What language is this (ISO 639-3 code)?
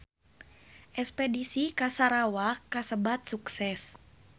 sun